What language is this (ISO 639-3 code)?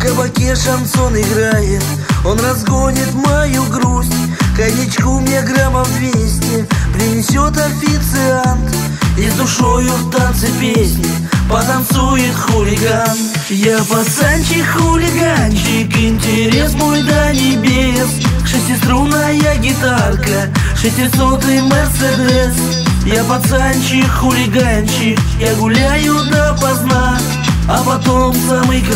rus